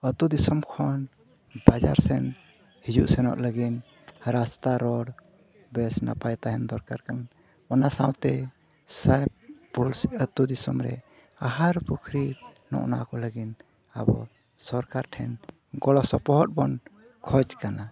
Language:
Santali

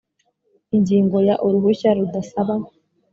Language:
Kinyarwanda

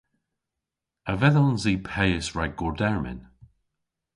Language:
Cornish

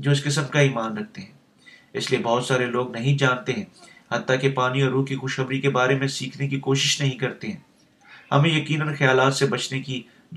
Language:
Urdu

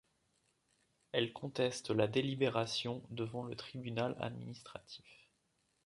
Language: French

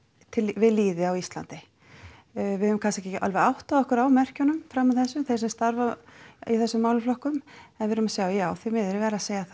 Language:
Icelandic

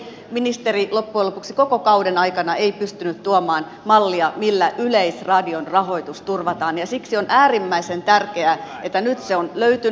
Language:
Finnish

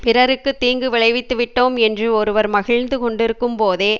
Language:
Tamil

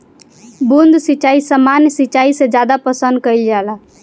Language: Bhojpuri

